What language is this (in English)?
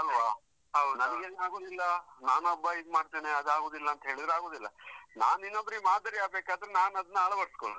Kannada